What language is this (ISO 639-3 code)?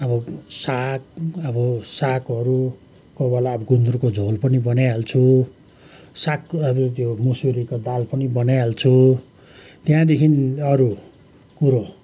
nep